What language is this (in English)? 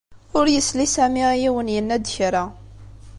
Kabyle